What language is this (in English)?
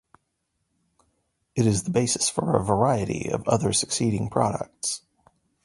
English